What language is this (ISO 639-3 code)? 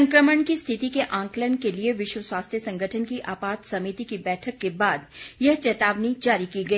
hin